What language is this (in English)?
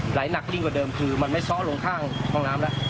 Thai